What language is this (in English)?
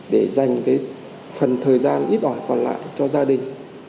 Vietnamese